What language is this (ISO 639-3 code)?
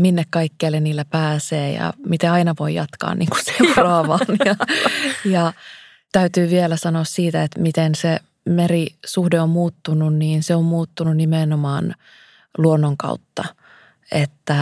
fin